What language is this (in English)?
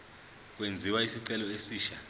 Zulu